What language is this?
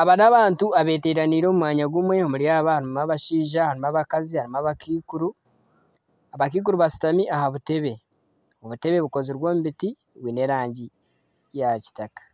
Nyankole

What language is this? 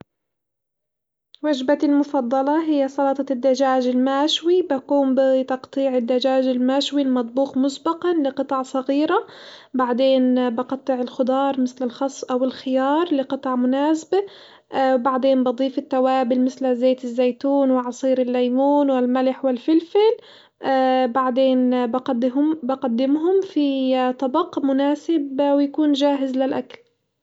Hijazi Arabic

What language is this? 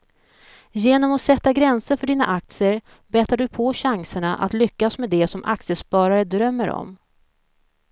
Swedish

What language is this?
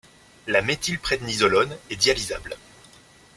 French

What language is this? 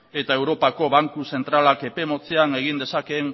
Basque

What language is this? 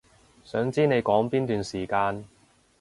Cantonese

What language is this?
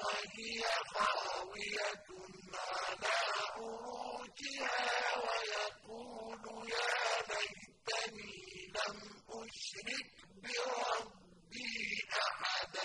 Arabic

